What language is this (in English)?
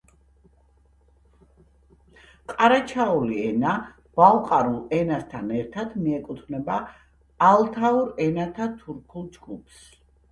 Georgian